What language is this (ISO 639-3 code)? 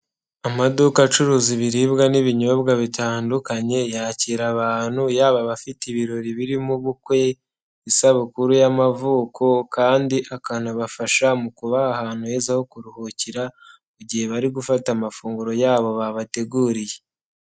kin